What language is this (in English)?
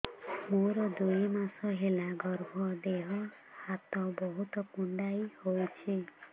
Odia